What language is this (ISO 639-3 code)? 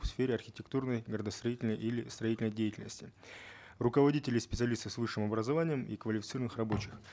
kaz